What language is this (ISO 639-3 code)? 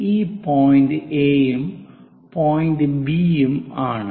mal